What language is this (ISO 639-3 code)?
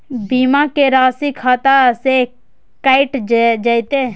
mai